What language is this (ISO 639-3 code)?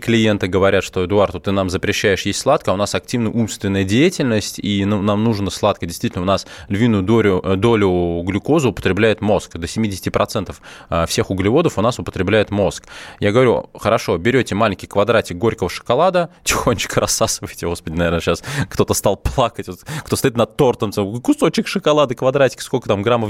rus